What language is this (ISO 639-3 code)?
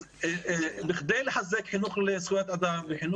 heb